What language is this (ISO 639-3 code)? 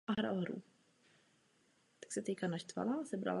ces